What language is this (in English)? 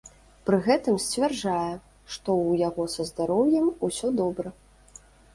Belarusian